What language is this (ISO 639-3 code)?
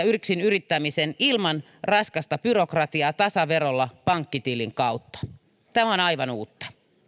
fin